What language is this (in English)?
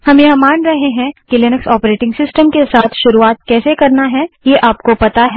Hindi